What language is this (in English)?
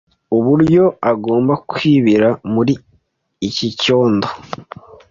Kinyarwanda